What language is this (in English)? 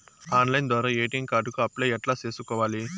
Telugu